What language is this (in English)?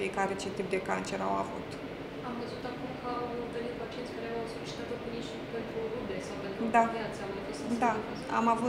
Romanian